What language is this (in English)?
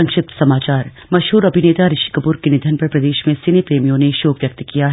Hindi